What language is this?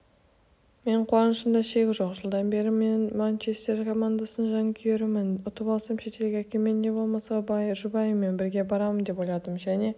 Kazakh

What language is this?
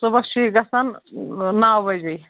Kashmiri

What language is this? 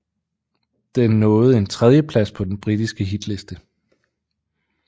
Danish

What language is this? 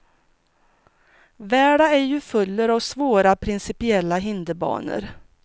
Swedish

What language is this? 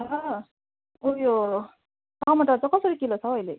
Nepali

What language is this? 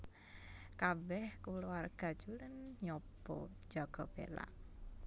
Javanese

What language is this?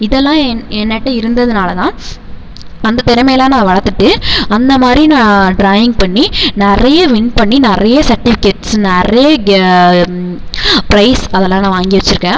Tamil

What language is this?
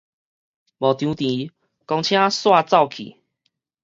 Min Nan Chinese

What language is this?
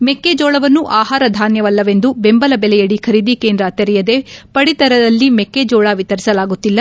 Kannada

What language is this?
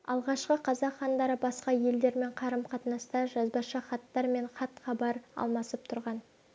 Kazakh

